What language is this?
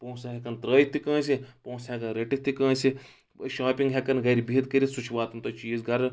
Kashmiri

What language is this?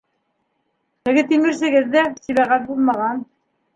Bashkir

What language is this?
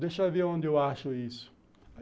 Portuguese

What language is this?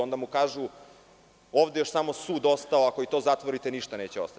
Serbian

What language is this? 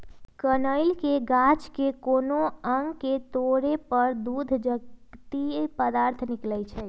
Magahi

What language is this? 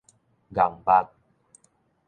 Min Nan Chinese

